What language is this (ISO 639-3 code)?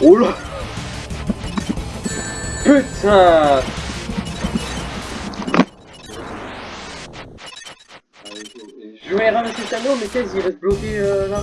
fra